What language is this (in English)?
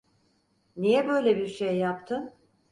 Turkish